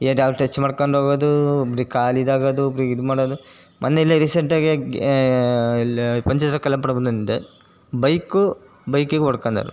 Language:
Kannada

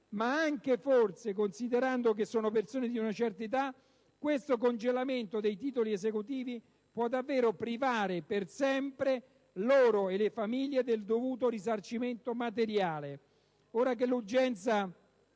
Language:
Italian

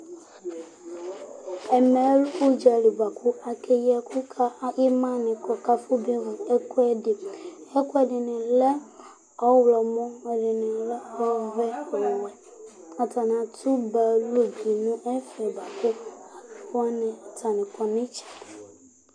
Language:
Ikposo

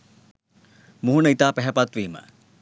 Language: Sinhala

